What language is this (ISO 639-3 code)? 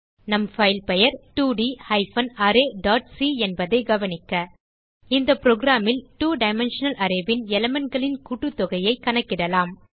tam